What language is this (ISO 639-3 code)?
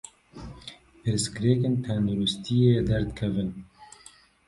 kur